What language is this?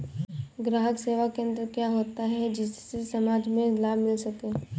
Hindi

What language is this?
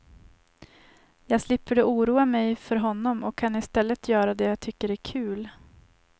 Swedish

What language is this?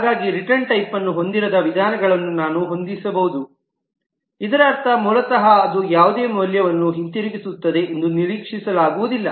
Kannada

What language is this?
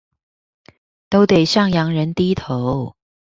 Chinese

